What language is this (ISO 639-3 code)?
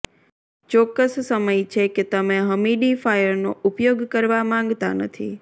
guj